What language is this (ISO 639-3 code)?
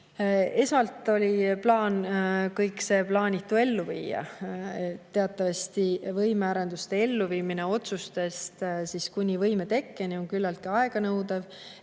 est